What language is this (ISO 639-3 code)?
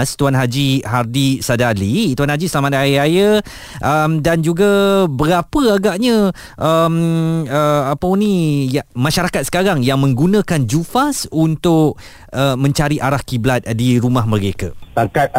msa